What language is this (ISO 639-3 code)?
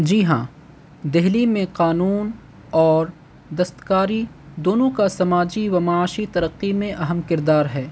urd